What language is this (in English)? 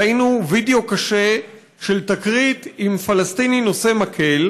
Hebrew